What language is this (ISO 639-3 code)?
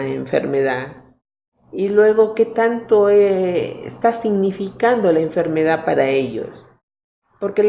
spa